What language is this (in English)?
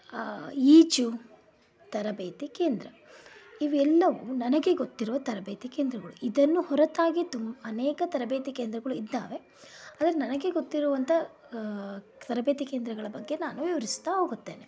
Kannada